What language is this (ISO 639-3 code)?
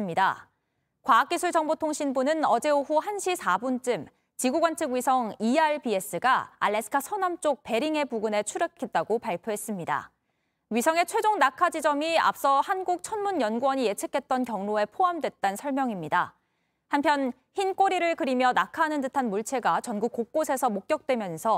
kor